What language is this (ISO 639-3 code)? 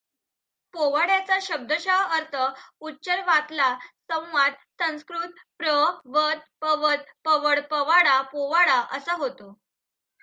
mar